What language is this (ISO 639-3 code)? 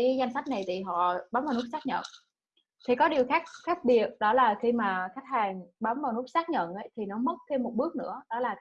vie